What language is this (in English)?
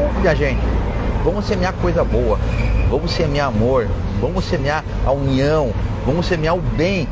Portuguese